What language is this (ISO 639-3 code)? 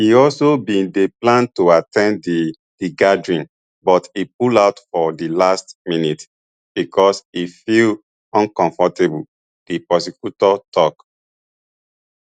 pcm